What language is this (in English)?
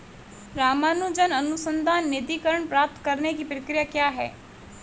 Hindi